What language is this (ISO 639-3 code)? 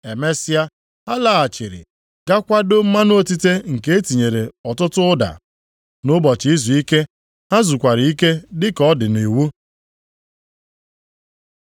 ibo